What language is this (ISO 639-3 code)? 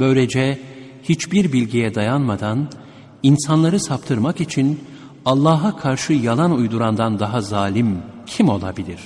tur